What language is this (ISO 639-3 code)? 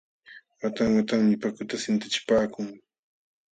qxw